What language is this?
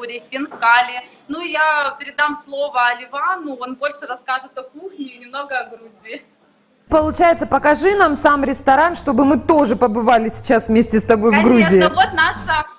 Russian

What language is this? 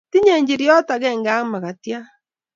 Kalenjin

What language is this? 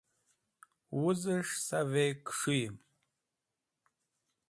Wakhi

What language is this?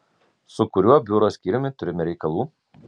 Lithuanian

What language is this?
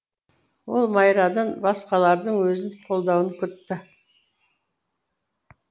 Kazakh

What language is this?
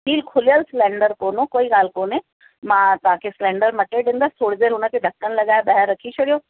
Sindhi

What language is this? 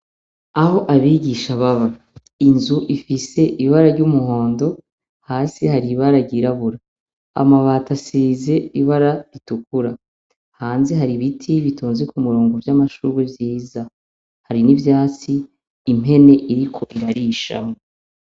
Rundi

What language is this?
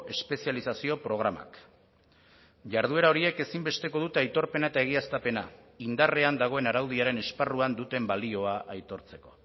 Basque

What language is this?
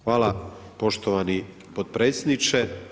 Croatian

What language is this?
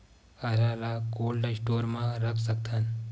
Chhattisgarhi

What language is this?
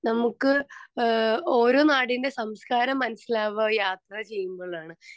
Malayalam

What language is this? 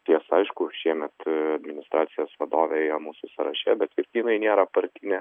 Lithuanian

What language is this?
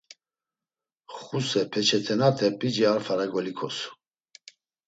Laz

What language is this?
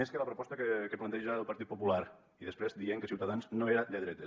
Catalan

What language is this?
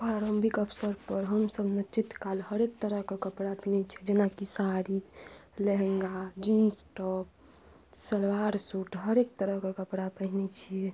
Maithili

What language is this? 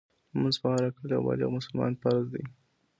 Pashto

